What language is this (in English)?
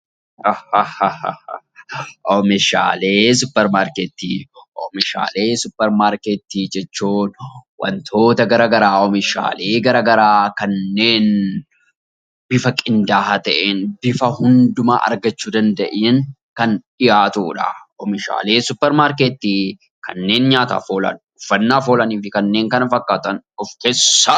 Oromo